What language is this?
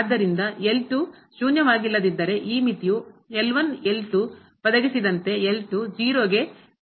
Kannada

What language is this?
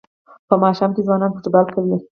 Pashto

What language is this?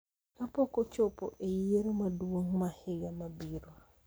Luo (Kenya and Tanzania)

